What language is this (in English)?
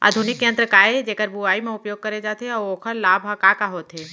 Chhattisgarhi